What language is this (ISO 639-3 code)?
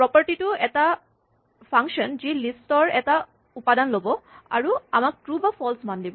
asm